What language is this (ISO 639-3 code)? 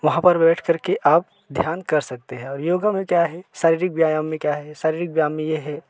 hin